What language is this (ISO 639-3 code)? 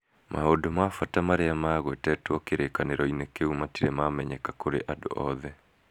kik